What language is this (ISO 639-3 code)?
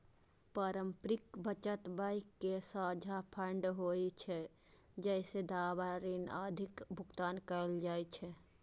mai